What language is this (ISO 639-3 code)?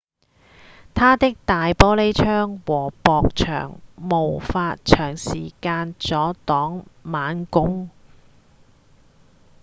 yue